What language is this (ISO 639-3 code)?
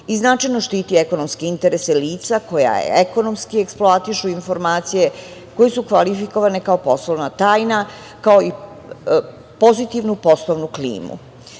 srp